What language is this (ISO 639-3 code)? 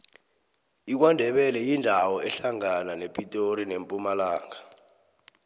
nbl